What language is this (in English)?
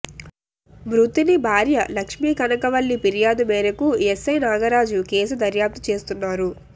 Telugu